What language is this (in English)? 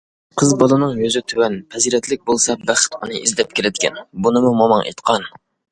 Uyghur